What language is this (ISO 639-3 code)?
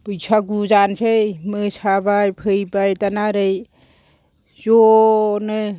brx